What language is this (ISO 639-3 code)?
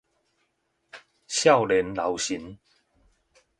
nan